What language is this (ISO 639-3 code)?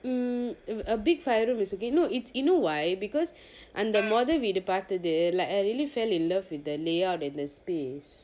eng